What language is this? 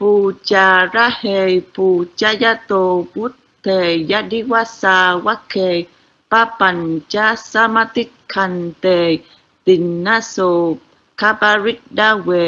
Vietnamese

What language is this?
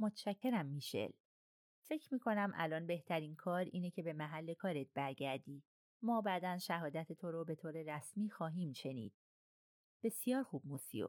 Persian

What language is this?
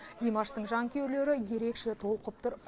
Kazakh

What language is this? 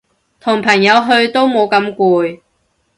Cantonese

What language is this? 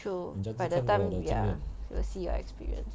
English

